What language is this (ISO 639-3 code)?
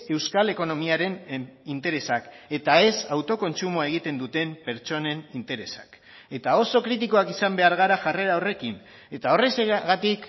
eus